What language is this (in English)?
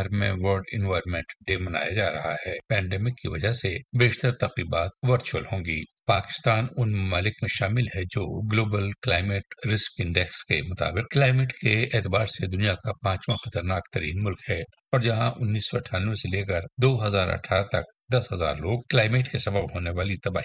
Urdu